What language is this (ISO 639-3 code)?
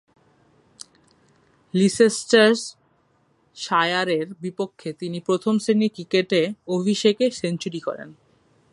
ben